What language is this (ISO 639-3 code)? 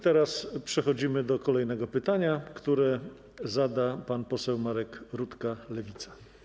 pol